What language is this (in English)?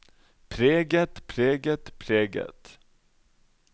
Norwegian